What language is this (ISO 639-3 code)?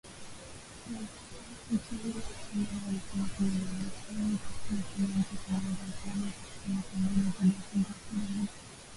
swa